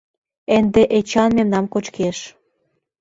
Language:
Mari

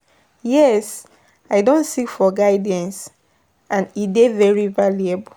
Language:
Nigerian Pidgin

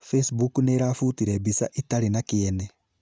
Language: Kikuyu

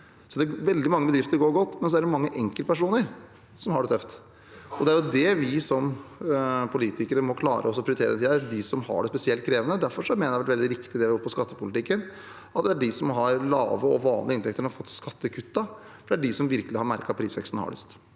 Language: Norwegian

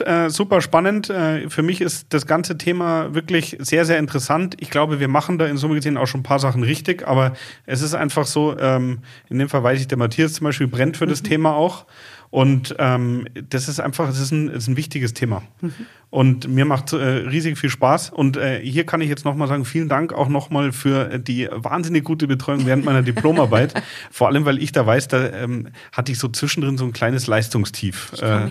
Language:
German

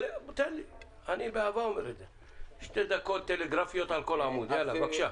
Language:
Hebrew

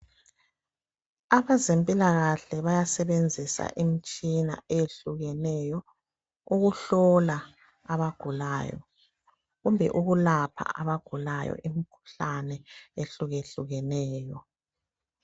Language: North Ndebele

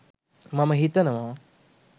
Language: Sinhala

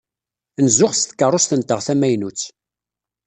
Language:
Kabyle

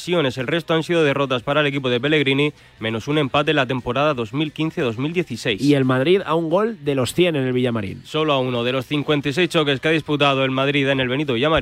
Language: Spanish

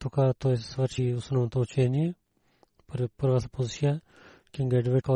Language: Bulgarian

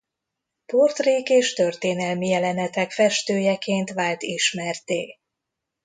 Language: Hungarian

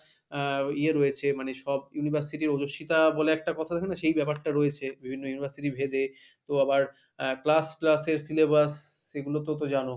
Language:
Bangla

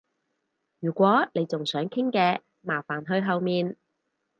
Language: Cantonese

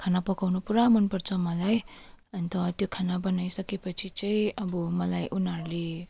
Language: Nepali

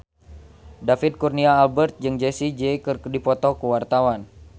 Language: Sundanese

